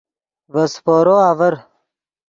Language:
Yidgha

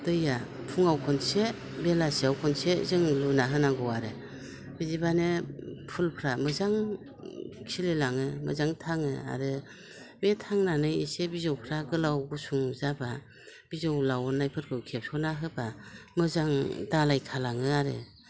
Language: Bodo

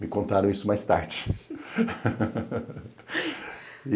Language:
Portuguese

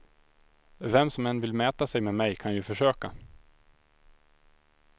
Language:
Swedish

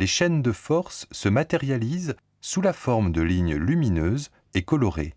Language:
French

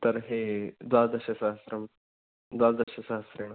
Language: Sanskrit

